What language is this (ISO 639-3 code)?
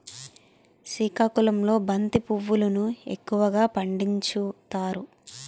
tel